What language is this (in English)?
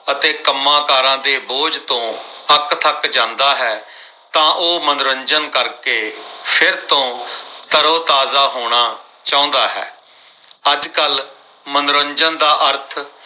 Punjabi